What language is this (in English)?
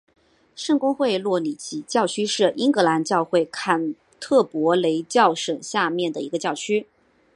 Chinese